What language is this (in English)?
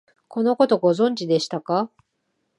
Japanese